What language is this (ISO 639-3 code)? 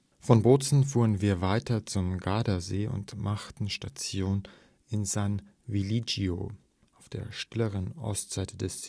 deu